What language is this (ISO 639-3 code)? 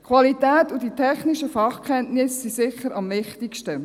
gsw